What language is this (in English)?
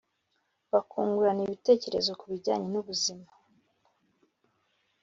Kinyarwanda